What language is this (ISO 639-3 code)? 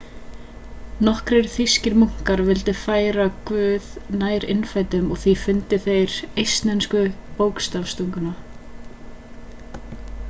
isl